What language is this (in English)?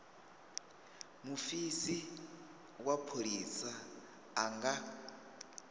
Venda